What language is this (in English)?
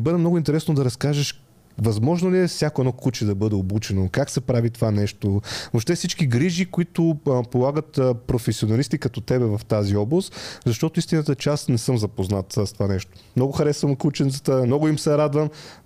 Bulgarian